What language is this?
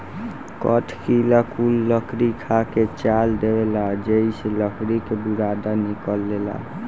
Bhojpuri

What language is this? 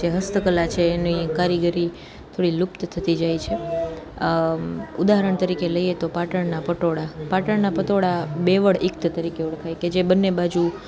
Gujarati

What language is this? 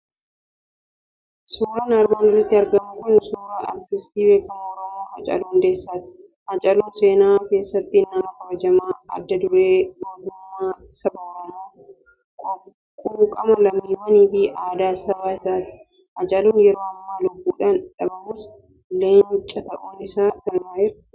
Oromo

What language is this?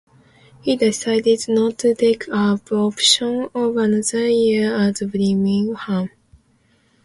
English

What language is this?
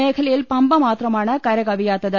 Malayalam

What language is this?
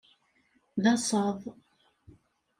Kabyle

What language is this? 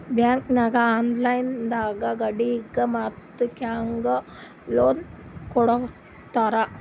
Kannada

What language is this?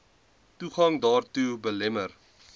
Afrikaans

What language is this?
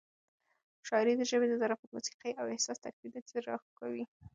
Pashto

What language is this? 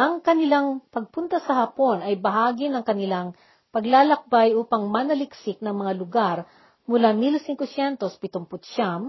Filipino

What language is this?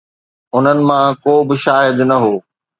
Sindhi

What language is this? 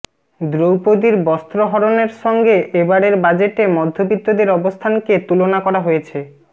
Bangla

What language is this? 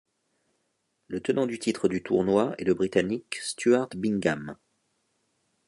French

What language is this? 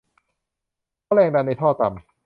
Thai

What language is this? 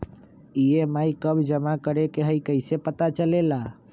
Magahi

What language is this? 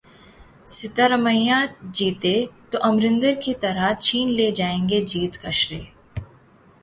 Hindi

